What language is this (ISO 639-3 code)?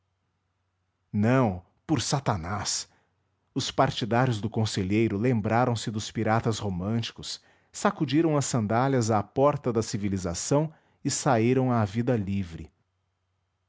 por